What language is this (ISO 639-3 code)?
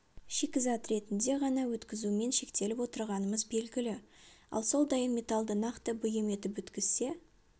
kaz